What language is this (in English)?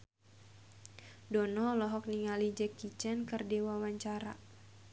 Sundanese